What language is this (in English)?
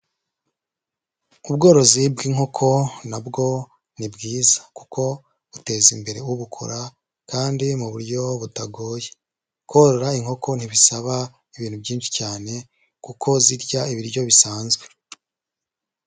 Kinyarwanda